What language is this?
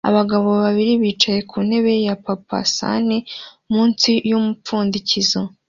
Kinyarwanda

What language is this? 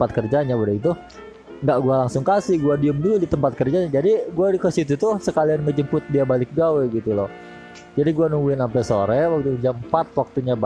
Indonesian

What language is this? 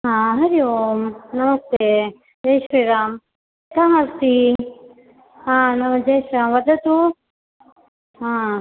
Sanskrit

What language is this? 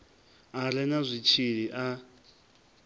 Venda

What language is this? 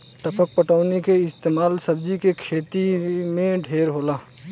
Bhojpuri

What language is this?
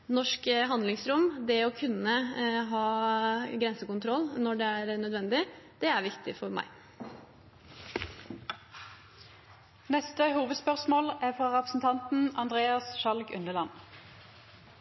Norwegian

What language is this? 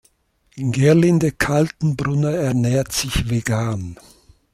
German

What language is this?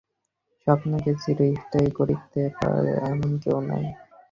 Bangla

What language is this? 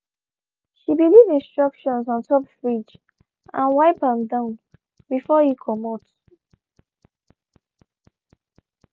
Nigerian Pidgin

